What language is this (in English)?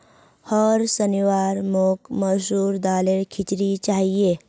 Magahi